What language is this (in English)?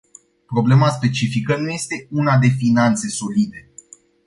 Romanian